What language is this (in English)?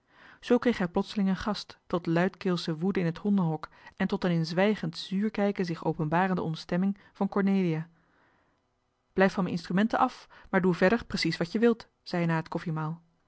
Dutch